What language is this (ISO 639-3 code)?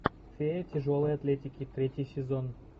rus